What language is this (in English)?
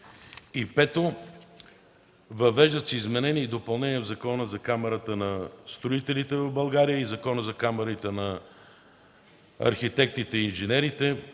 Bulgarian